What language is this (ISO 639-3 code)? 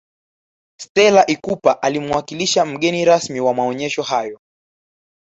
swa